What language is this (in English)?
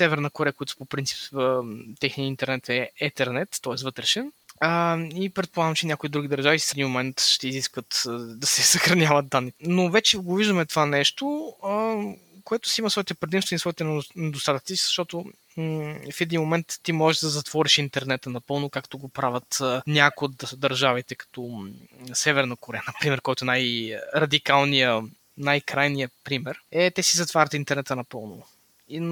Bulgarian